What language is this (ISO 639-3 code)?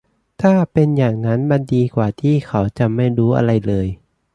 tha